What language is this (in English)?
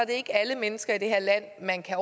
Danish